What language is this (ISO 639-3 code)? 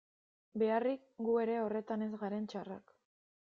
eus